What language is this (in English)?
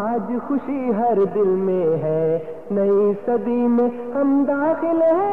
Urdu